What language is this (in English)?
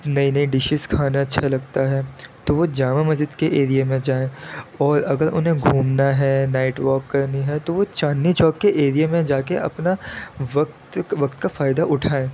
Urdu